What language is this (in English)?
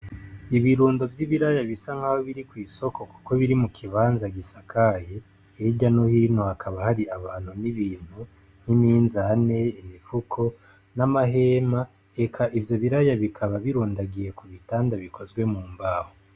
Rundi